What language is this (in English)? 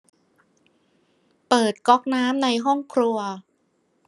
Thai